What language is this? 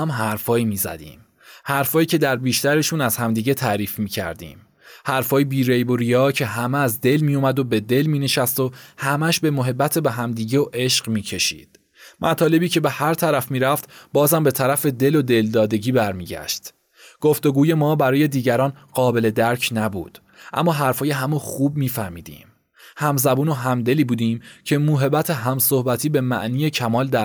Persian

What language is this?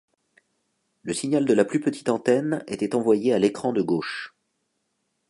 French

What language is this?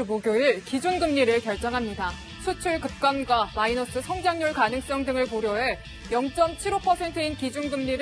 Korean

